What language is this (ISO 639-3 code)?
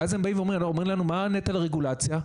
heb